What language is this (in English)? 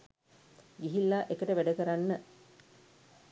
Sinhala